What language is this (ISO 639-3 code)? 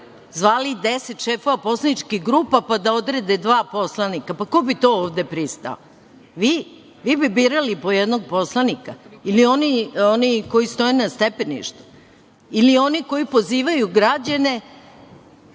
srp